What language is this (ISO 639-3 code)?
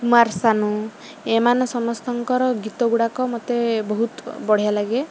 ori